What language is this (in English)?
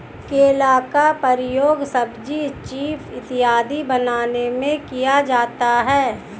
Hindi